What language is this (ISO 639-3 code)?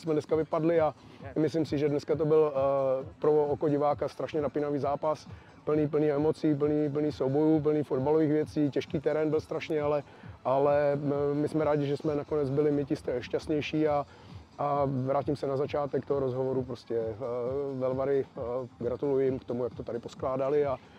ces